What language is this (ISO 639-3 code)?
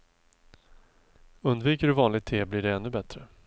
swe